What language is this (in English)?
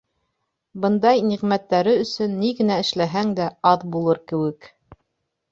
Bashkir